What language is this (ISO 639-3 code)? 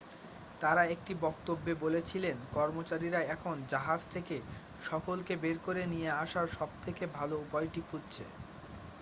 ben